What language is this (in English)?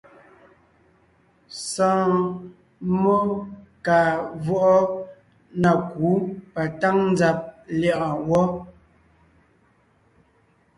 Ngiemboon